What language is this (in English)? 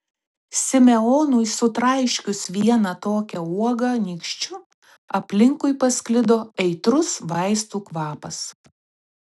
Lithuanian